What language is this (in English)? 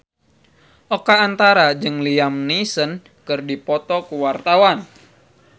Sundanese